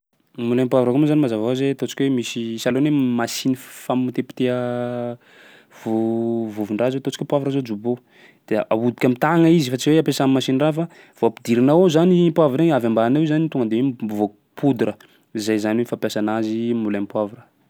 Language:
Sakalava Malagasy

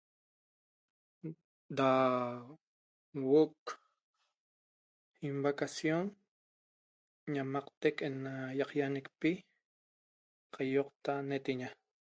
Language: Toba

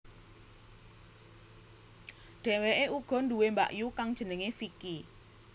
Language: Javanese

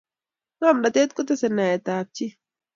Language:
Kalenjin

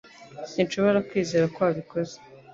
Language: Kinyarwanda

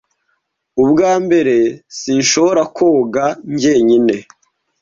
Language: Kinyarwanda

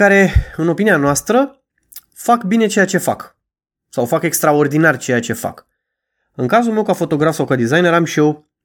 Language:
Romanian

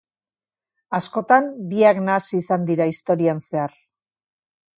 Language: Basque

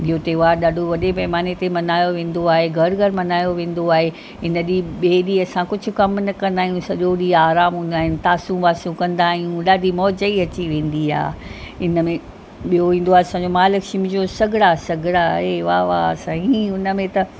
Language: Sindhi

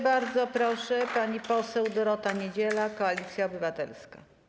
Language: Polish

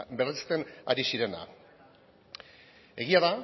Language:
Basque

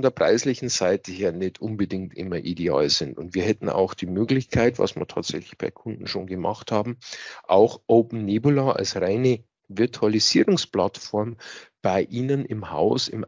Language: German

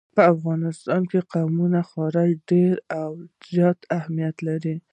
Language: Pashto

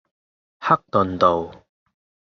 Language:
Cantonese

